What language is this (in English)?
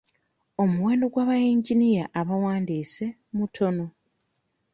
Ganda